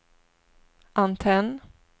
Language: Swedish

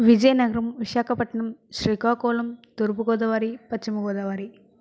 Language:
Telugu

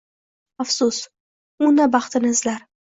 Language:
Uzbek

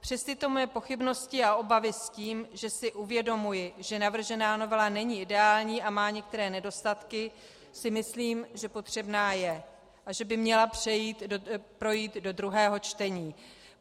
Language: Czech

